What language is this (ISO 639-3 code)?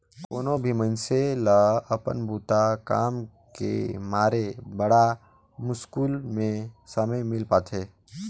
hne